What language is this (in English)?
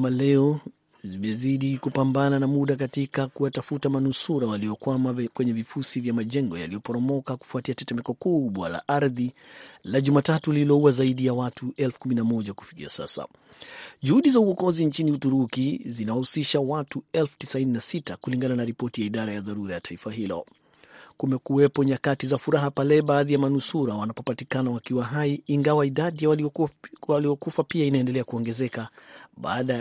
Swahili